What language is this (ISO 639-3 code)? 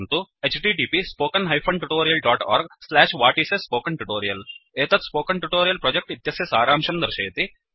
san